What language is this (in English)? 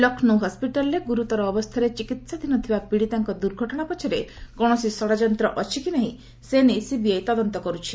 Odia